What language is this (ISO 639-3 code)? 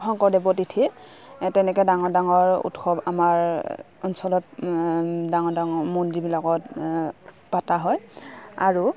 asm